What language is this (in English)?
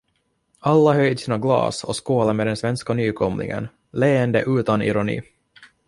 Swedish